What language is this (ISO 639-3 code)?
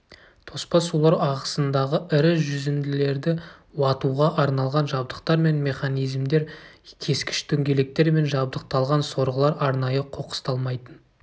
kaz